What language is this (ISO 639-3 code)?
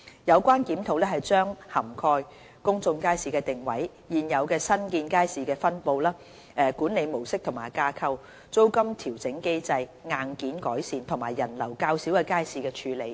yue